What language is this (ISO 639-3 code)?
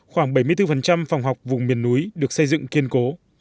vie